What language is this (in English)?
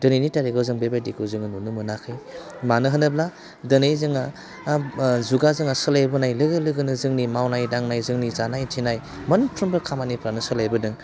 Bodo